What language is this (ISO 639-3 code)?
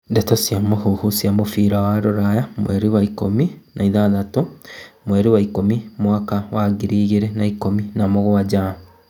kik